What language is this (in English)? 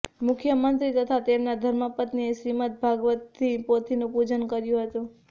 Gujarati